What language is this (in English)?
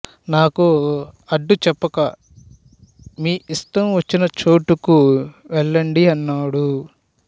Telugu